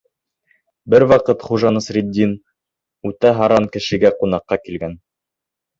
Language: Bashkir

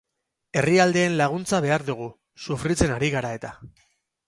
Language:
Basque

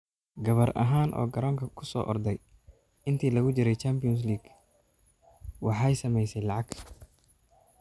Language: Somali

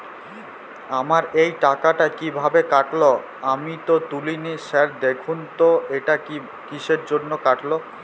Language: Bangla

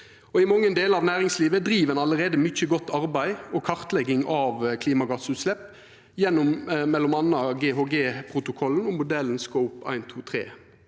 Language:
Norwegian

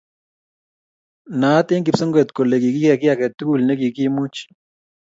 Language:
Kalenjin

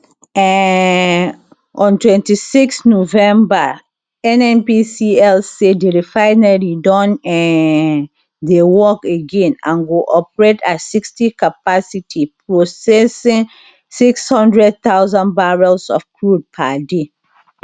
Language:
Nigerian Pidgin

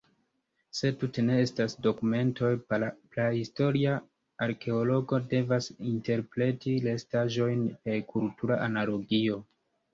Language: Esperanto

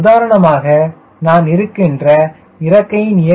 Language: Tamil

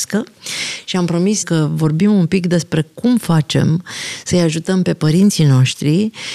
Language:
Romanian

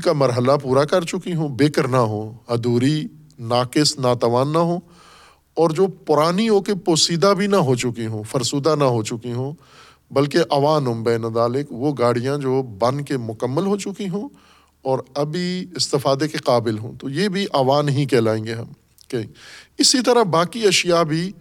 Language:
Urdu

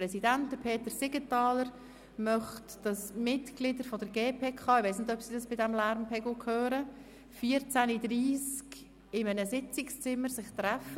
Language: Swiss German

